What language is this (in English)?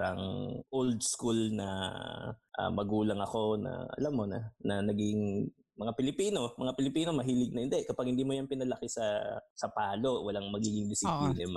Filipino